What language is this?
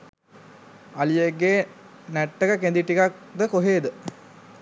Sinhala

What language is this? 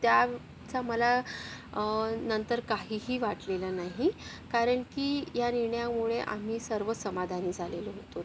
Marathi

